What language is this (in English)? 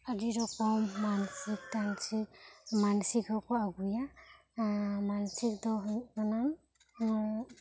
Santali